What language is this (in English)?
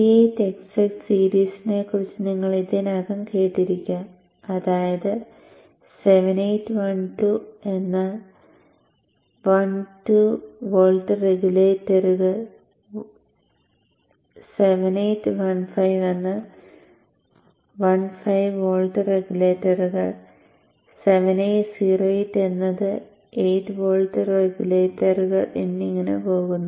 Malayalam